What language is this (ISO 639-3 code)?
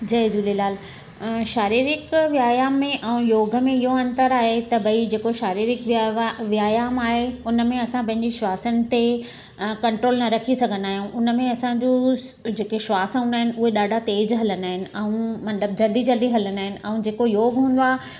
snd